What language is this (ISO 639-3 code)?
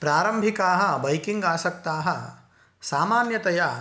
san